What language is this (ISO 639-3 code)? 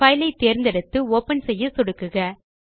tam